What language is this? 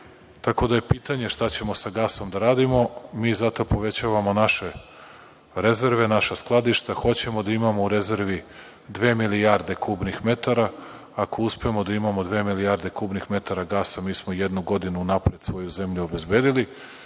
Serbian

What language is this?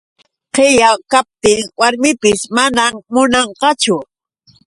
Yauyos Quechua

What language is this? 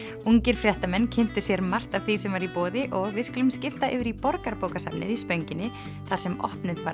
Icelandic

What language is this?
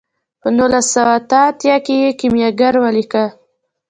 Pashto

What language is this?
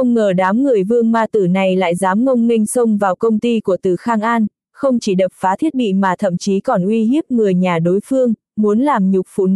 Vietnamese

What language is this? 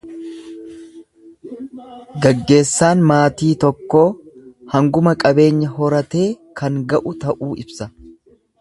Oromo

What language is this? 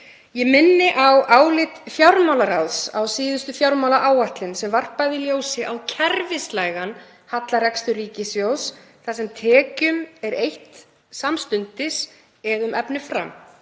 Icelandic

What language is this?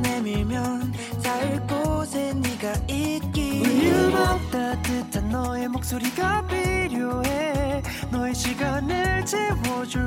Korean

